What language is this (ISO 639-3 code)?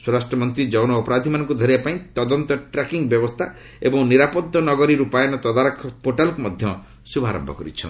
ori